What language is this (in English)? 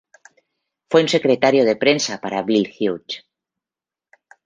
Spanish